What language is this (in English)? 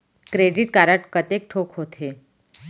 Chhattisgarhi